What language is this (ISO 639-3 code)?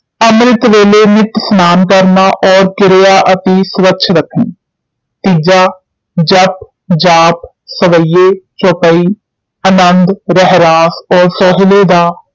pan